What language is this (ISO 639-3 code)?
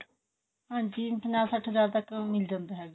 pan